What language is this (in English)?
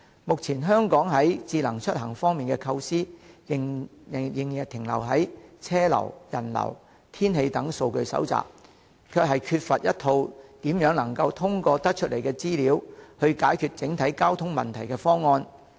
Cantonese